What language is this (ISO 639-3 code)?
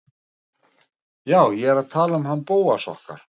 isl